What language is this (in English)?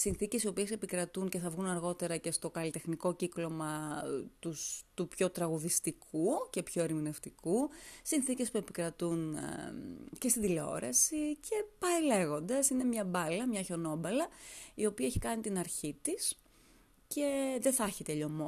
Greek